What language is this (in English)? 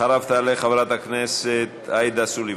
Hebrew